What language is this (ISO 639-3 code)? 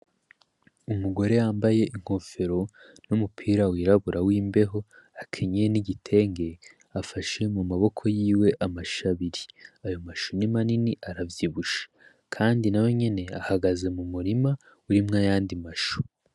run